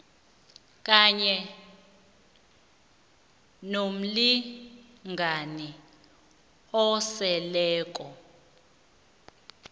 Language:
South Ndebele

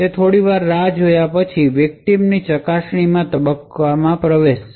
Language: Gujarati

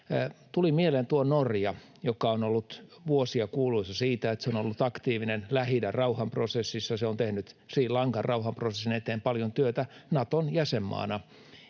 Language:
Finnish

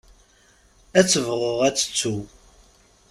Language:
Kabyle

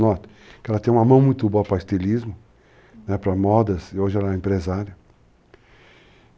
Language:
Portuguese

